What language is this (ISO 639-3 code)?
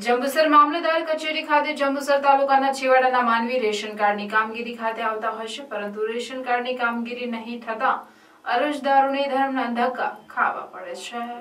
guj